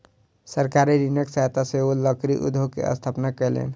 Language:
Maithili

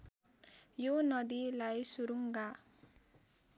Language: Nepali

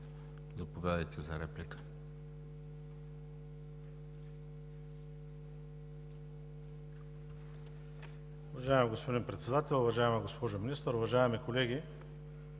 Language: Bulgarian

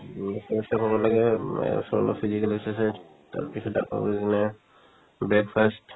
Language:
Assamese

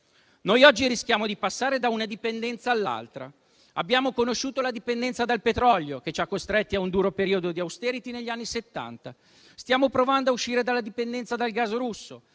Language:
Italian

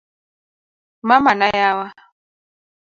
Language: Luo (Kenya and Tanzania)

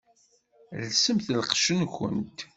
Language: Kabyle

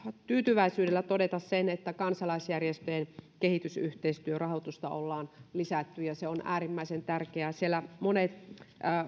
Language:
Finnish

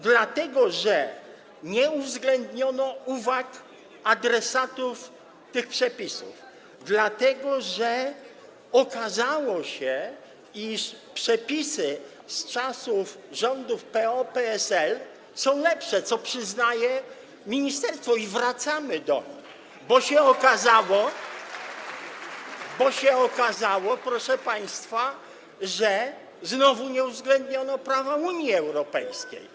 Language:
Polish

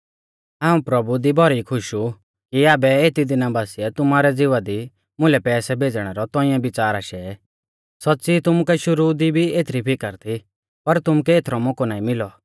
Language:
Mahasu Pahari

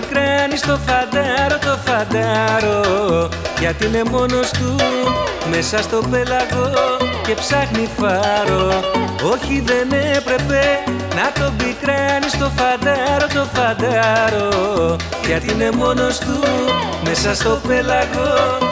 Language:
Greek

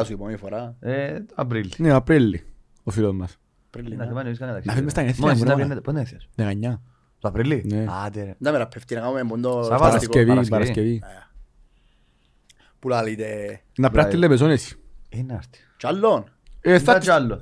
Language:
Greek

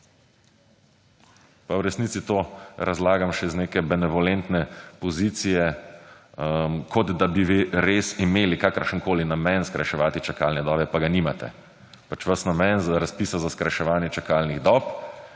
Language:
Slovenian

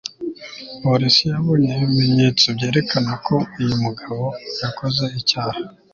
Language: Kinyarwanda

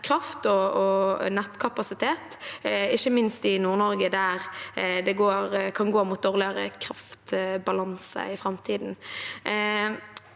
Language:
Norwegian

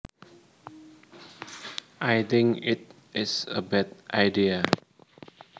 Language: Javanese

